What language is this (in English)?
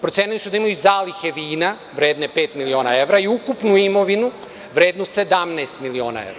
Serbian